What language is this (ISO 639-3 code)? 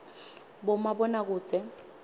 ssw